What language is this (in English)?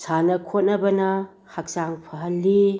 Manipuri